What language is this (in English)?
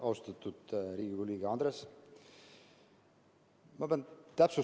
Estonian